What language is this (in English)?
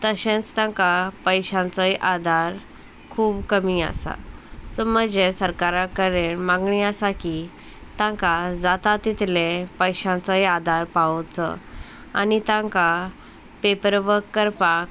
Konkani